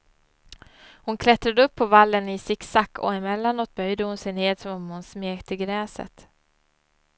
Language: Swedish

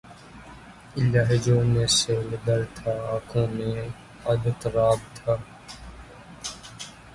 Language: Urdu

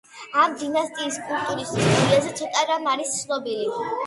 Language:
Georgian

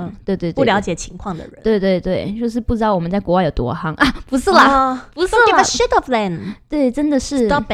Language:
Chinese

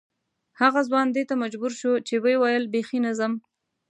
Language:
Pashto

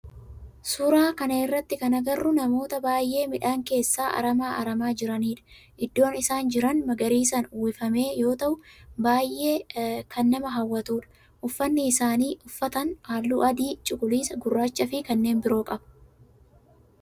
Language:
Oromo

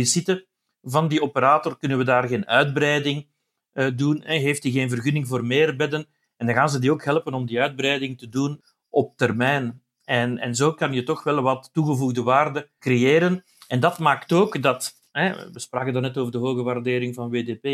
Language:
Dutch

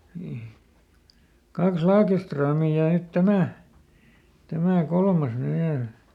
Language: Finnish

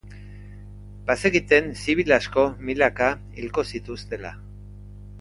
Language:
Basque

